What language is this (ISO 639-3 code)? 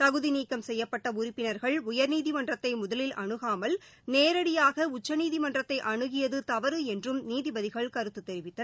tam